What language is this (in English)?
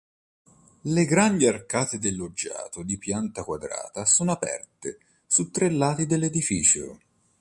Italian